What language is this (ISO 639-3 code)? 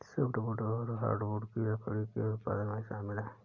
hin